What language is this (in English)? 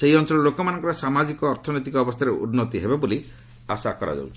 Odia